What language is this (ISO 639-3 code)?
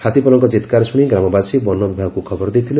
ori